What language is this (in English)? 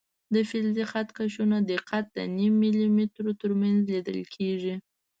Pashto